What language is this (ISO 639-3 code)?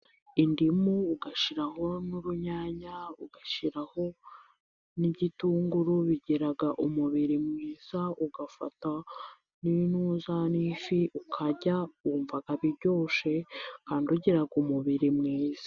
kin